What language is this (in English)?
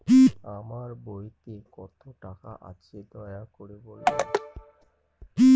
Bangla